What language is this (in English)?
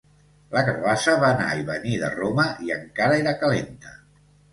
Catalan